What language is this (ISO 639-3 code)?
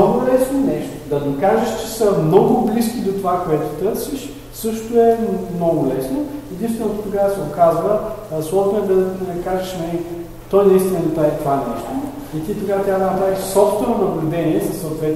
bul